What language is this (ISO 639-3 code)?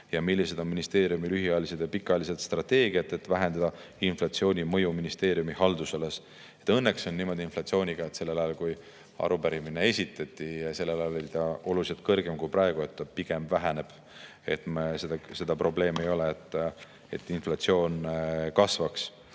est